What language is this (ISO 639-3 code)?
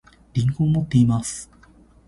jpn